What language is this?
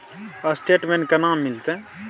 Maithili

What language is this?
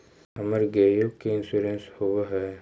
Magahi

